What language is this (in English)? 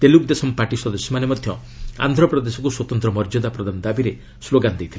Odia